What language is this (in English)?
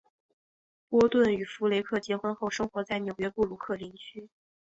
Chinese